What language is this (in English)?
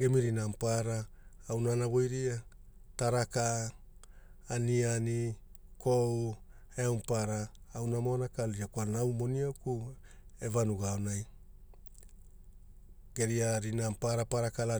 Hula